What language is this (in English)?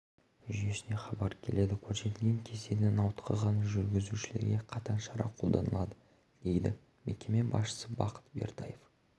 Kazakh